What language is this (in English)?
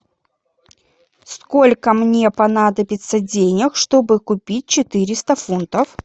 Russian